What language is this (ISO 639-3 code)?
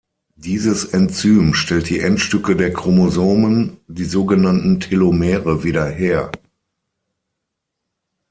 deu